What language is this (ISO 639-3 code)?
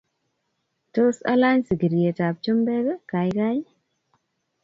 kln